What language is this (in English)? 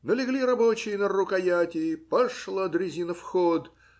Russian